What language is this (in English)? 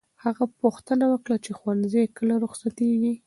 Pashto